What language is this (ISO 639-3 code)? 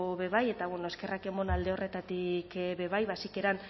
eus